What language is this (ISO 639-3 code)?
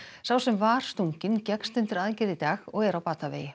isl